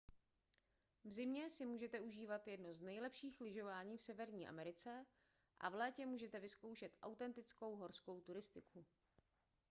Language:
Czech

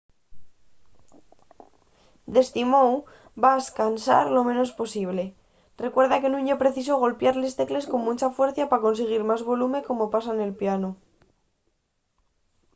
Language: Asturian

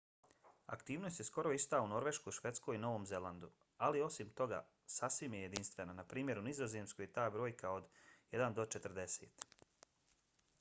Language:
Bosnian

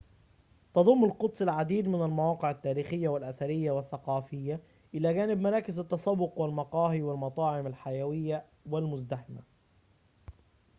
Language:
Arabic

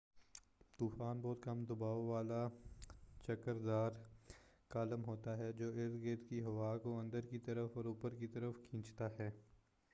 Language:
Urdu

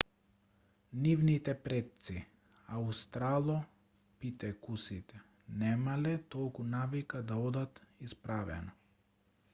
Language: Macedonian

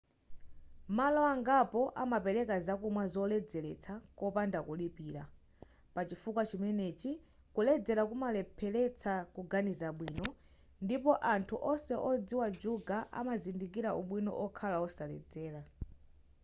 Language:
Nyanja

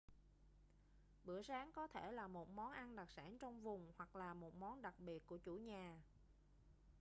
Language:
Vietnamese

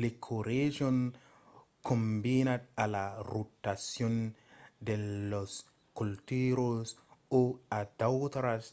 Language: Occitan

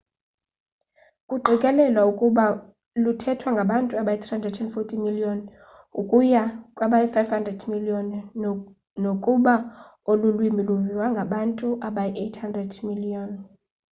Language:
Xhosa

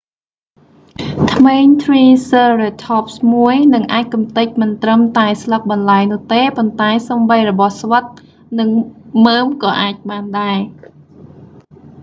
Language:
Khmer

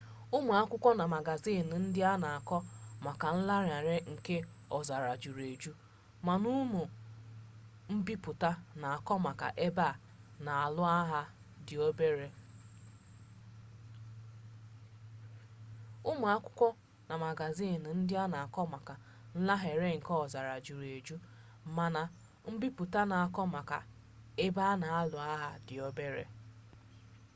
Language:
Igbo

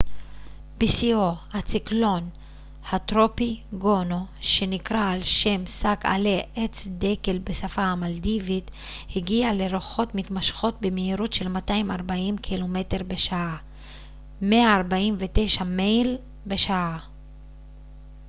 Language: Hebrew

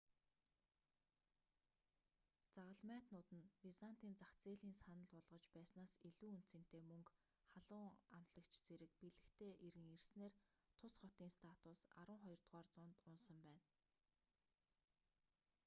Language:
Mongolian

